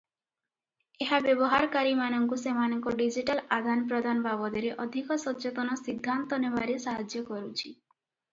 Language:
Odia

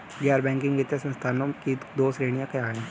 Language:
Hindi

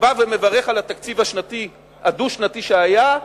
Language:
Hebrew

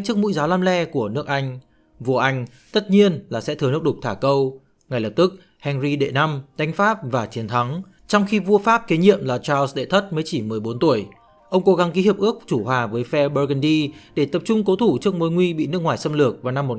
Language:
Vietnamese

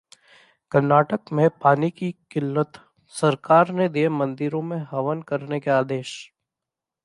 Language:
Hindi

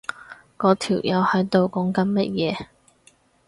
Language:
Cantonese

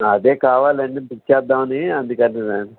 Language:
Telugu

